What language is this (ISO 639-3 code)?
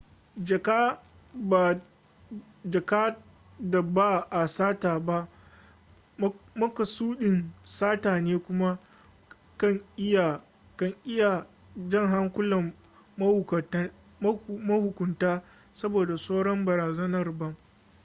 hau